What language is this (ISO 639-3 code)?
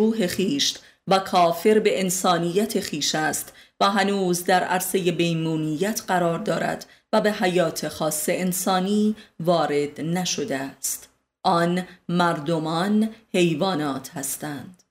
fas